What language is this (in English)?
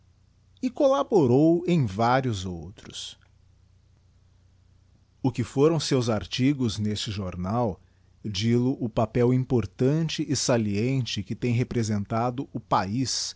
Portuguese